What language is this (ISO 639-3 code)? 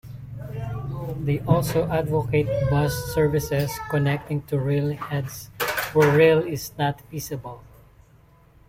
eng